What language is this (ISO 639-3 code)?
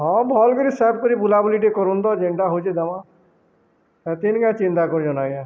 ori